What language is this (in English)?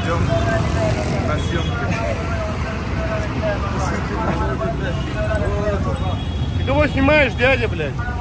Russian